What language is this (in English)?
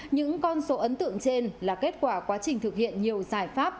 Vietnamese